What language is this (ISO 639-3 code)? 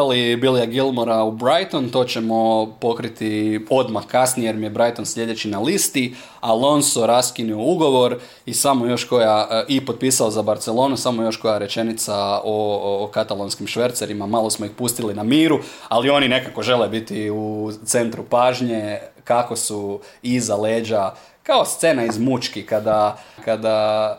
hrv